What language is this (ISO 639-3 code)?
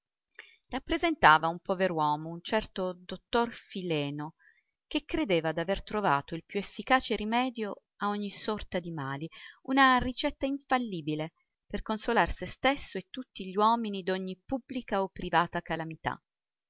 ita